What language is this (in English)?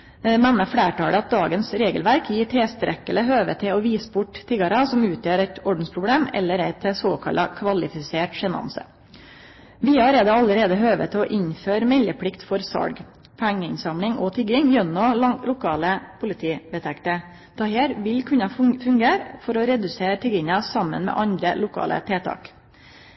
Norwegian Nynorsk